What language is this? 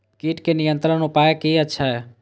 Maithili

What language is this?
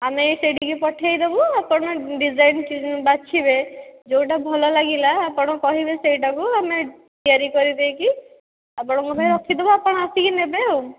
Odia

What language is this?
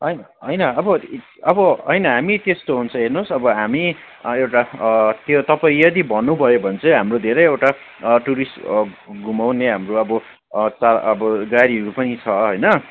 Nepali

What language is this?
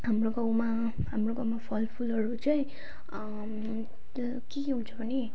Nepali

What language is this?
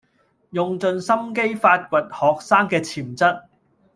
Cantonese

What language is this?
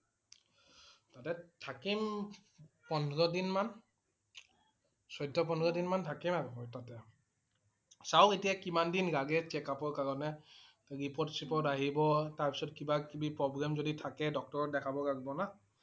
Assamese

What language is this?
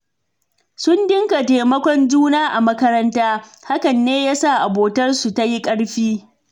Hausa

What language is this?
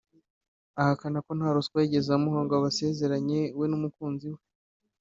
Kinyarwanda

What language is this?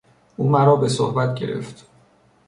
Persian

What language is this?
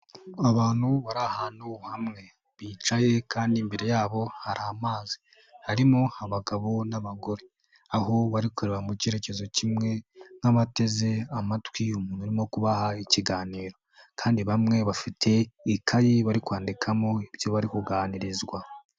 Kinyarwanda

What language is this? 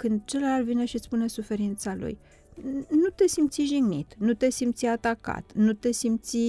Romanian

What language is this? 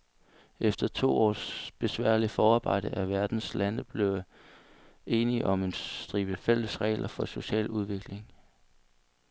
Danish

